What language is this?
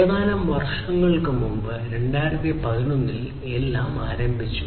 Malayalam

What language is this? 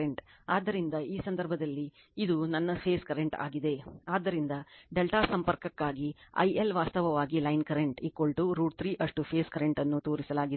Kannada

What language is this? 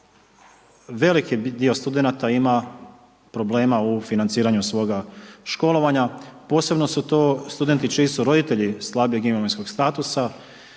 Croatian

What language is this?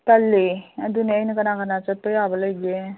Manipuri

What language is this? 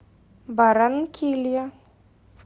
Russian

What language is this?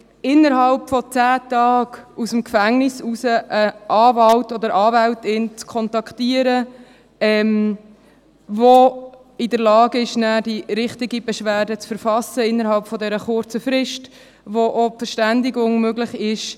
Swiss German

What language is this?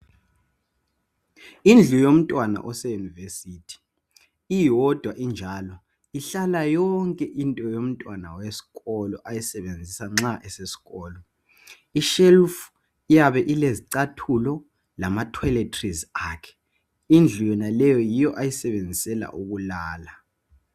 North Ndebele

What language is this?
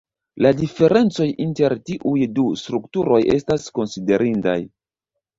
Esperanto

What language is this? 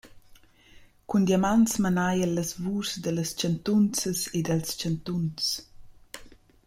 Romansh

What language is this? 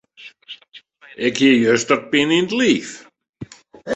Western Frisian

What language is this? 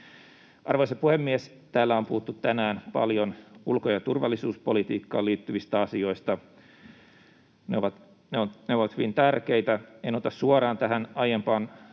Finnish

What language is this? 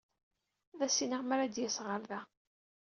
Kabyle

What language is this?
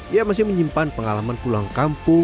Indonesian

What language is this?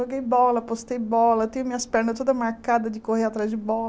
Portuguese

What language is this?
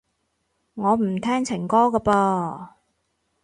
Cantonese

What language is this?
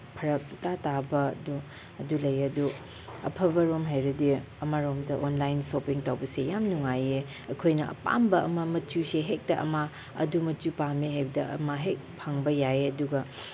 Manipuri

